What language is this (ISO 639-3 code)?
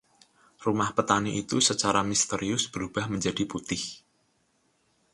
ind